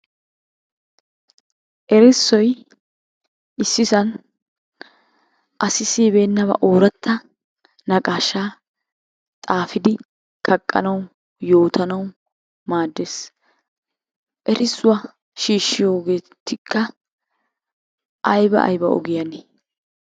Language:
Wolaytta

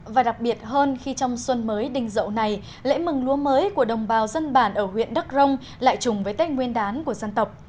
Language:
Vietnamese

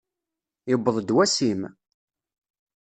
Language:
Kabyle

